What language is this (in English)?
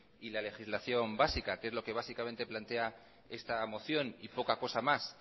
Spanish